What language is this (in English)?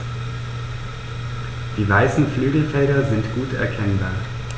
German